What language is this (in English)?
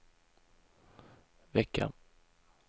Swedish